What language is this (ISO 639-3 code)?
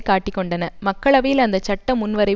tam